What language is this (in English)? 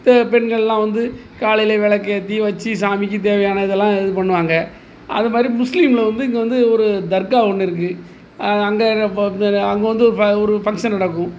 Tamil